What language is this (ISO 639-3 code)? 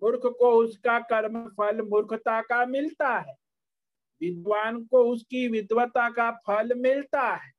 hin